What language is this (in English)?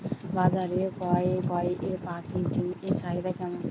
Bangla